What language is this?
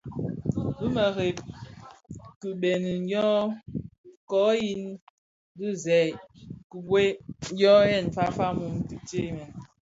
Bafia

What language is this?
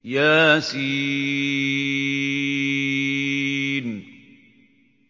Arabic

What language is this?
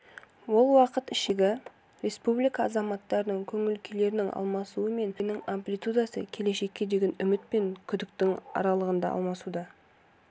Kazakh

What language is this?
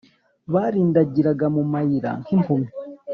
Kinyarwanda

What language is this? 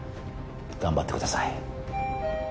Japanese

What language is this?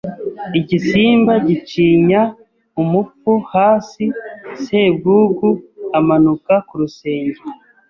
Kinyarwanda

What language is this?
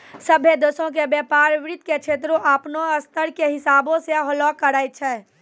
Maithili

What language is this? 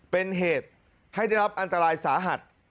Thai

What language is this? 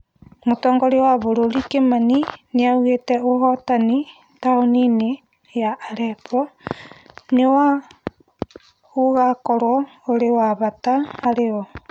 Kikuyu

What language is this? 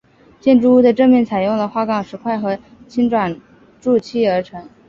Chinese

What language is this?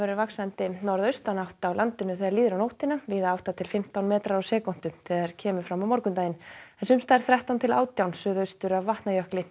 Icelandic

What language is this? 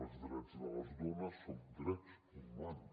Catalan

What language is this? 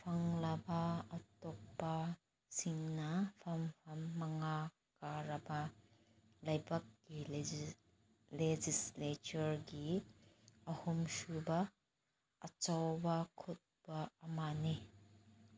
Manipuri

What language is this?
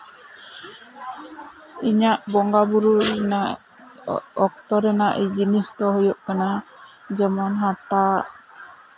Santali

